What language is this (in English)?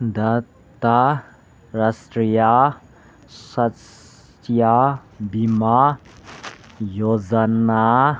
Manipuri